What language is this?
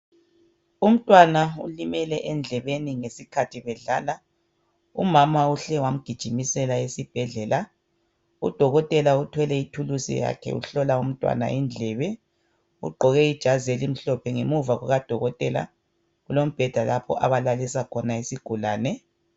North Ndebele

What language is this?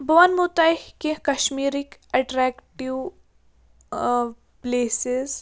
Kashmiri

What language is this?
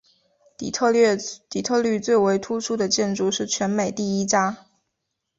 Chinese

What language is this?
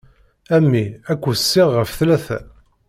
Kabyle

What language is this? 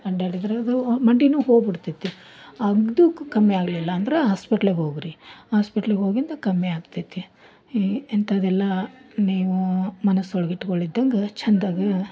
Kannada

